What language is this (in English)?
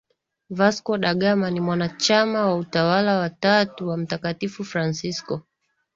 Swahili